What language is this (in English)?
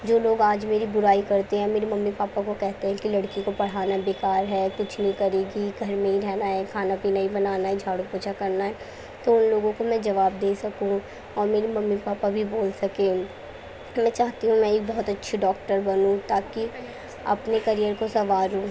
Urdu